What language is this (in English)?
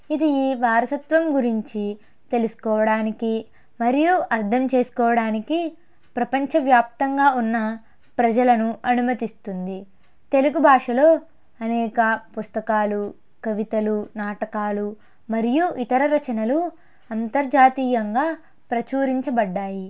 Telugu